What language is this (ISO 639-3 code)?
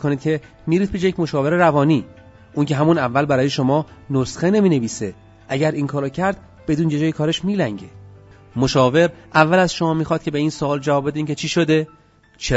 fas